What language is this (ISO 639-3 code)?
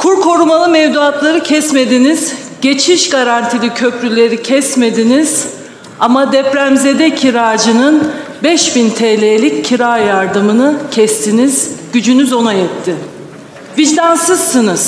tur